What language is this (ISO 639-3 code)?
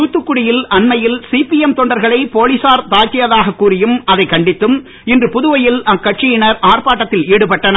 tam